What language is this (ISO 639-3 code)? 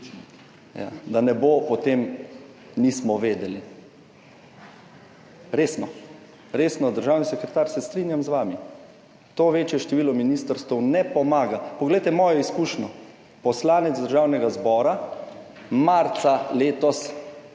slv